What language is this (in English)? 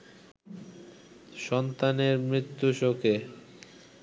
Bangla